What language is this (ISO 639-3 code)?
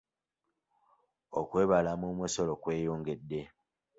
lug